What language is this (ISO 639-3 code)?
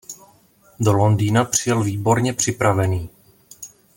ces